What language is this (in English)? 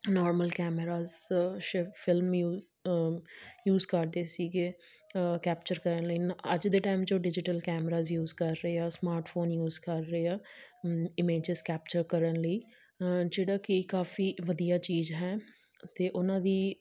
Punjabi